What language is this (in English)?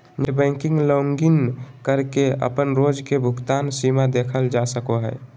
Magahi